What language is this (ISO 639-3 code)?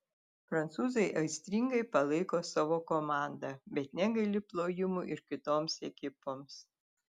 lit